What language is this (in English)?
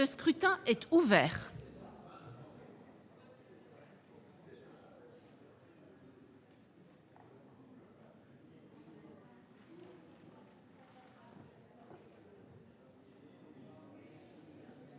French